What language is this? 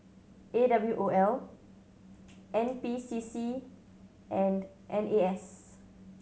English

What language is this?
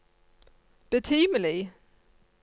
Norwegian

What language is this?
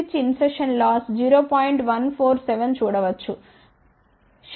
Telugu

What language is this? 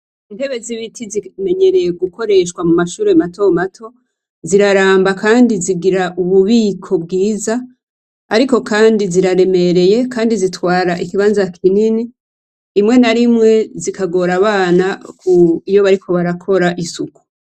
Rundi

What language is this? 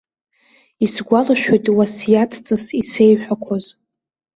Abkhazian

